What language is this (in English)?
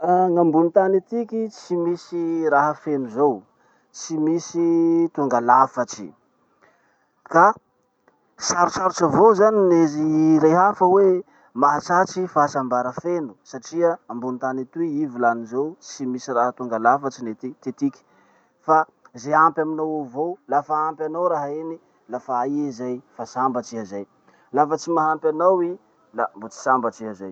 Masikoro Malagasy